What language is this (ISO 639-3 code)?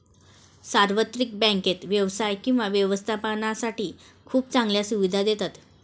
mar